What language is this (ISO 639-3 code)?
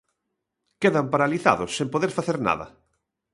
glg